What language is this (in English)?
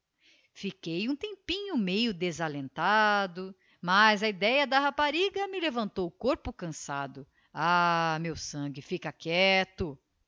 Portuguese